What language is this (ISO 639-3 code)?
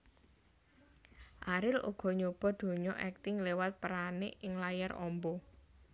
jav